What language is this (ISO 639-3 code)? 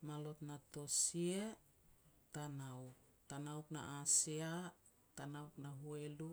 pex